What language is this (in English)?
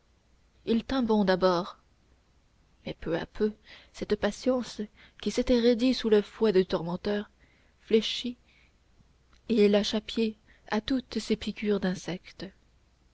French